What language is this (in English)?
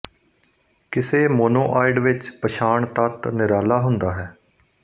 Punjabi